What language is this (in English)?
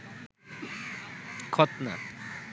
Bangla